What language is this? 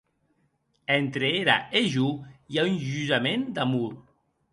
Occitan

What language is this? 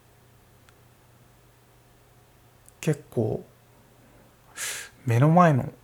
Japanese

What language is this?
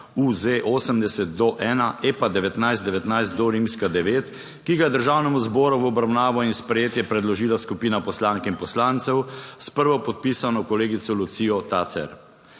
Slovenian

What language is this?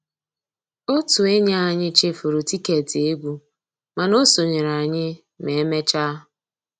Igbo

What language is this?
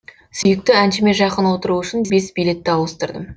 Kazakh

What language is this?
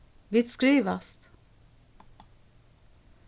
Faroese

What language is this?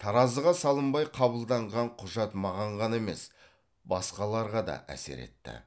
Kazakh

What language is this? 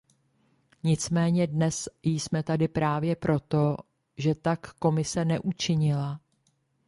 Czech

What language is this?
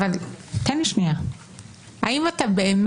Hebrew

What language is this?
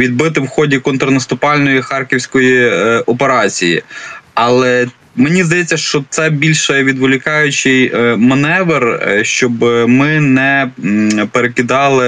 Ukrainian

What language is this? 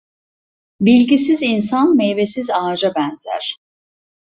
Turkish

